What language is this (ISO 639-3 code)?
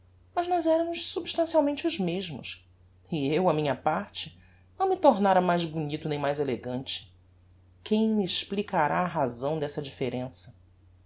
por